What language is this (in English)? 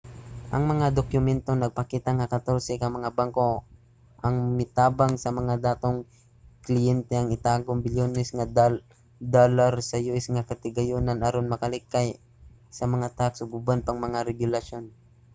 Cebuano